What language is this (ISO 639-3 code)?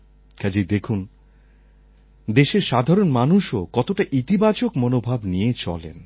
ben